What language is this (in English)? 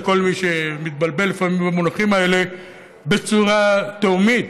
Hebrew